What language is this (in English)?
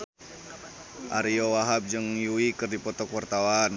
Sundanese